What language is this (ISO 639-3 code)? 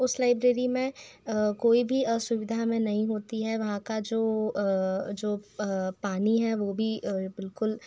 hin